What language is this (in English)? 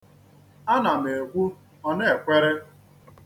Igbo